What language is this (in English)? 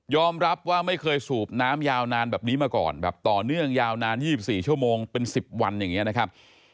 Thai